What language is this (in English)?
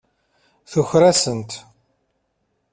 Kabyle